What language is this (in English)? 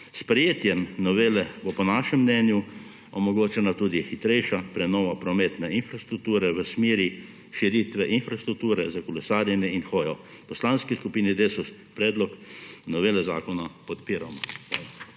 Slovenian